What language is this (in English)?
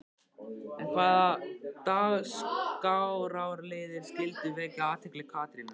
Icelandic